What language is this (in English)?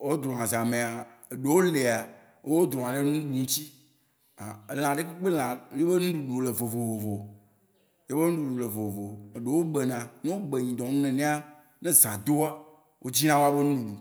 Waci Gbe